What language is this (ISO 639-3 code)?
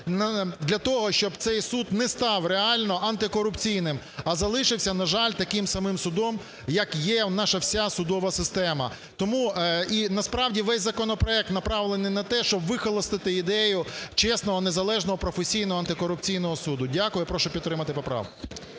ukr